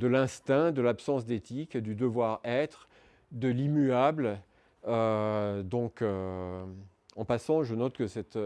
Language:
French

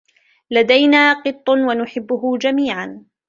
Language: Arabic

